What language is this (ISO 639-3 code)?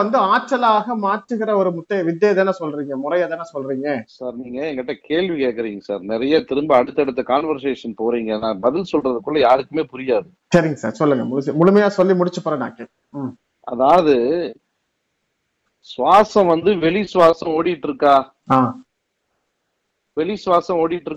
tam